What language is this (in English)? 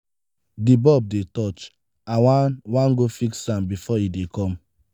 Nigerian Pidgin